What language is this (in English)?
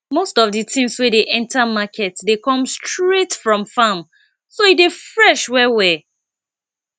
Nigerian Pidgin